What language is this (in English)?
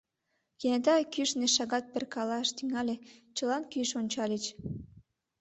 Mari